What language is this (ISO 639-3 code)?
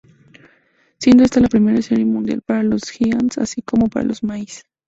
spa